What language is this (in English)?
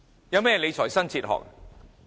Cantonese